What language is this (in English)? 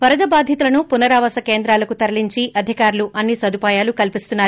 Telugu